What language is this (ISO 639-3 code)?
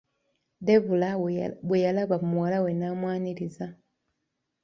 lug